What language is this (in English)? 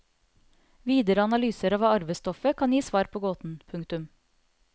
Norwegian